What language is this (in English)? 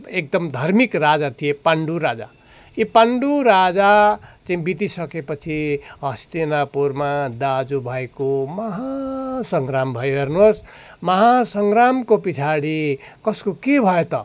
Nepali